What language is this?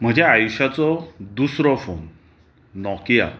Konkani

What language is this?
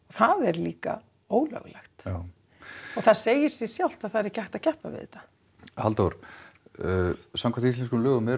Icelandic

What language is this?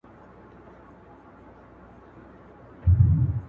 Pashto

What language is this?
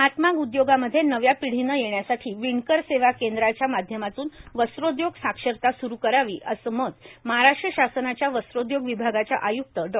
Marathi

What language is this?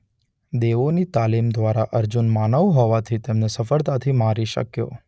Gujarati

